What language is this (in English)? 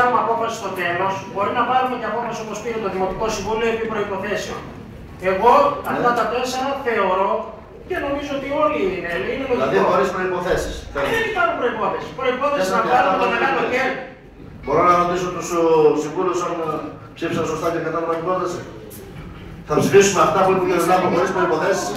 Greek